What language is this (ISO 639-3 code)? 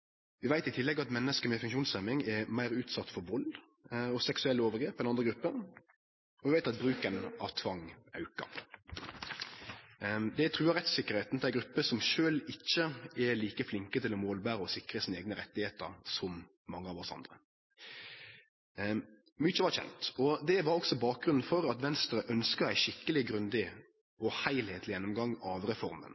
nno